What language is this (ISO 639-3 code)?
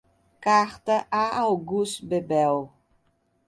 por